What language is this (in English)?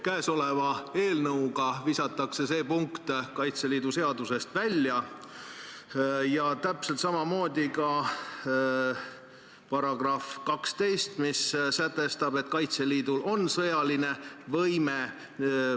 Estonian